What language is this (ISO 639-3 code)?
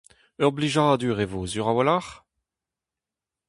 bre